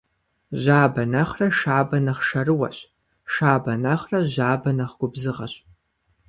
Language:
Kabardian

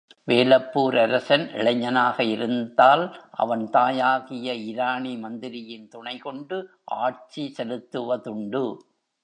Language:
Tamil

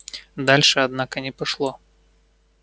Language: Russian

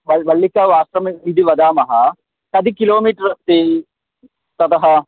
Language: Sanskrit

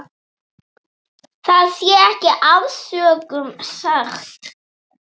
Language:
Icelandic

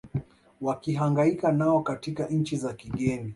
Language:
Swahili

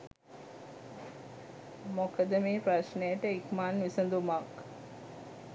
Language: Sinhala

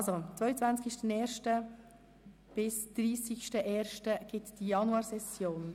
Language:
Swiss German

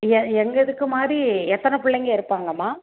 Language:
Tamil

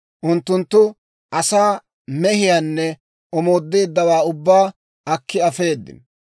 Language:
Dawro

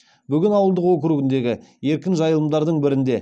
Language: Kazakh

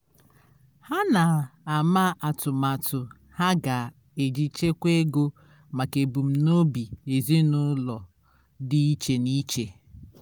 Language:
Igbo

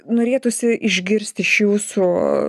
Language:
Lithuanian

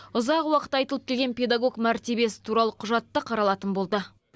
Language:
Kazakh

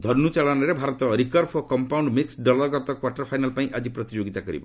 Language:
Odia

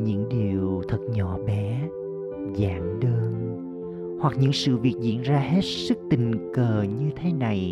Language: Vietnamese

